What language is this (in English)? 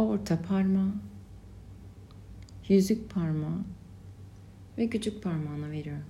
Turkish